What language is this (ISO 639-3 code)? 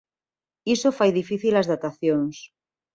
glg